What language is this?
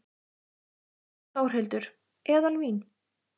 Icelandic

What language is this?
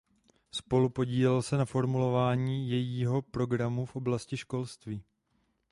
Czech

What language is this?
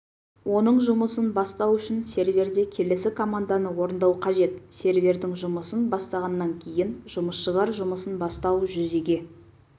Kazakh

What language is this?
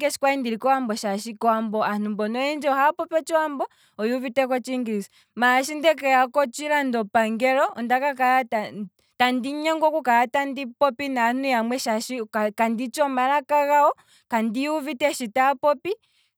Kwambi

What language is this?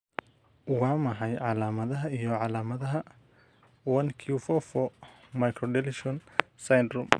Somali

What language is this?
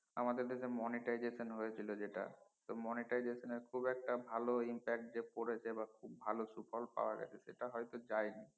Bangla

